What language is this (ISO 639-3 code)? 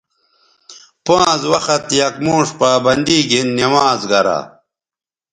btv